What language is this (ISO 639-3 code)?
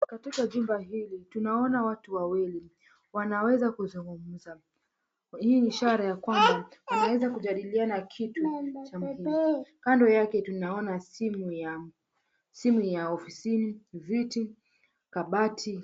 swa